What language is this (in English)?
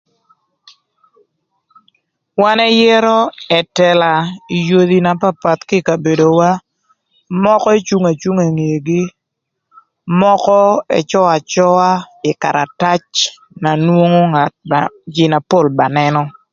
Thur